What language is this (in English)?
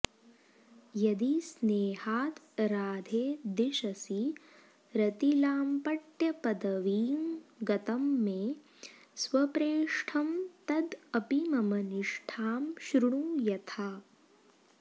Sanskrit